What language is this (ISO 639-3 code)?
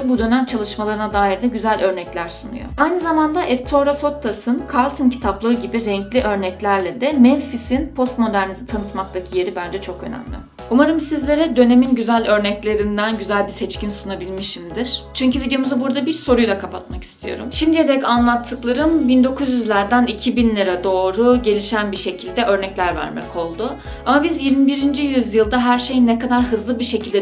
tur